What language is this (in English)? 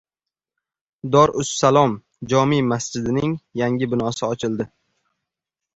Uzbek